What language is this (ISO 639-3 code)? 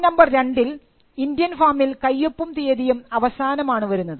mal